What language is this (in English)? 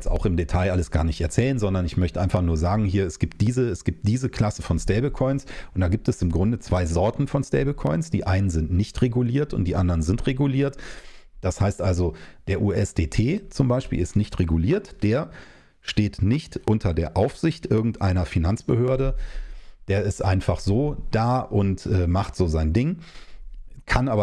German